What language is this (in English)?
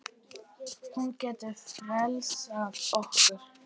Icelandic